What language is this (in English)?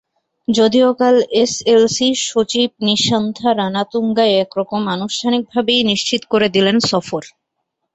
Bangla